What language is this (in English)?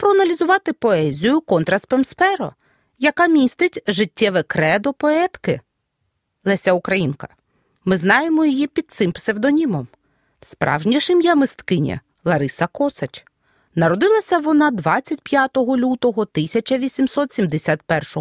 Ukrainian